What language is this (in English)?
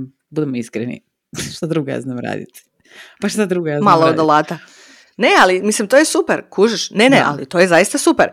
Croatian